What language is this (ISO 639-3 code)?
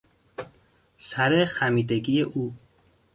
fas